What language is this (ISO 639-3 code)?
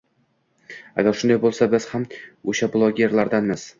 uzb